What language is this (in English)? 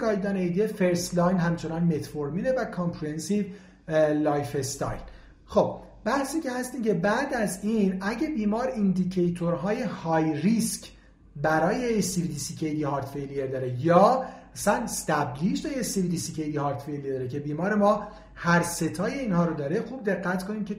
Persian